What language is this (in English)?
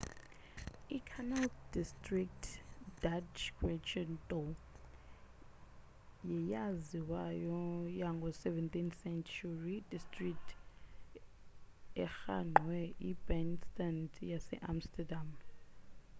Xhosa